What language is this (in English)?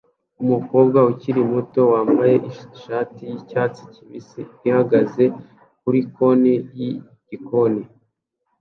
Kinyarwanda